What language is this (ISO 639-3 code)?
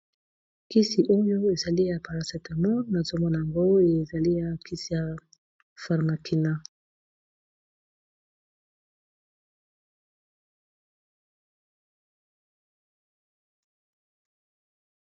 lin